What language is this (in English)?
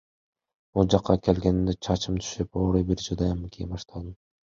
Kyrgyz